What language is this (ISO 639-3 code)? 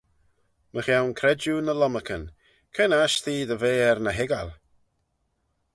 glv